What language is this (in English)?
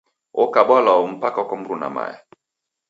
Taita